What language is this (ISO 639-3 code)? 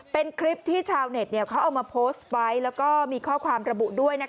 tha